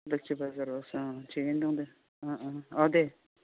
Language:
Bodo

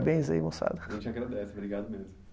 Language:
Portuguese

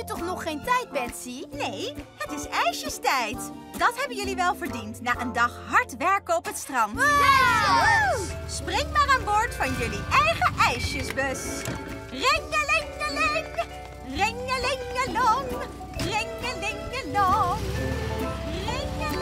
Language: Dutch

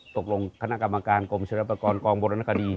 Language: Thai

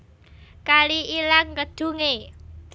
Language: Javanese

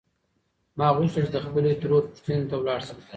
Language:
Pashto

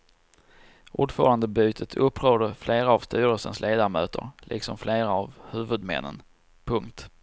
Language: Swedish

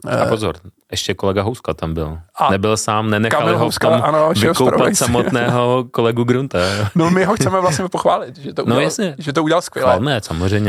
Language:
Czech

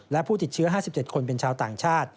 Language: Thai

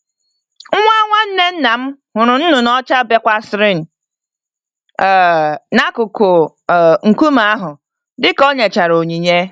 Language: Igbo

